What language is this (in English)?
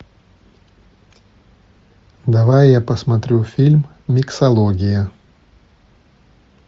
Russian